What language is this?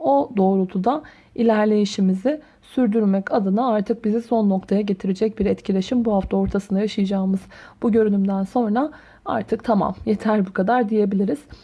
Turkish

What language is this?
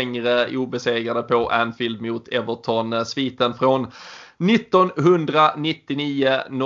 Swedish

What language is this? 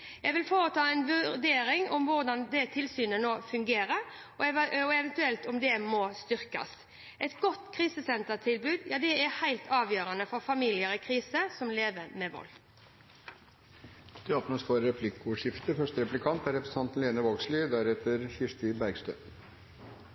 Norwegian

